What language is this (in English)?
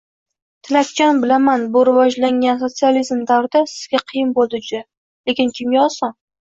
Uzbek